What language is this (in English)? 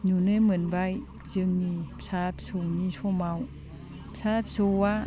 Bodo